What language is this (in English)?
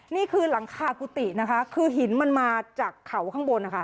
Thai